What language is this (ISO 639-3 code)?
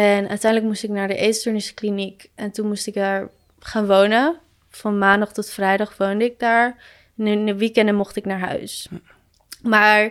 nld